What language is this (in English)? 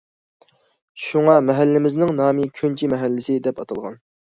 Uyghur